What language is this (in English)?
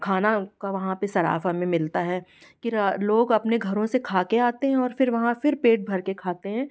Hindi